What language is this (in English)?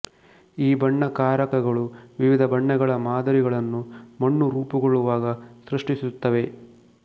Kannada